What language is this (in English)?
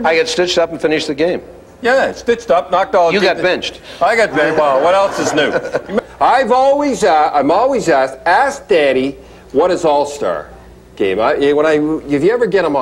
English